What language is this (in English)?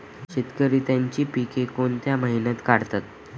Marathi